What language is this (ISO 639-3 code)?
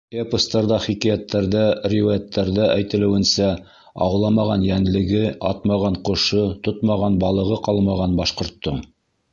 bak